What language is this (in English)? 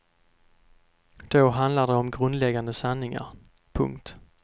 Swedish